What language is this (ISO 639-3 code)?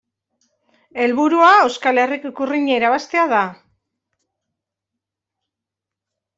eus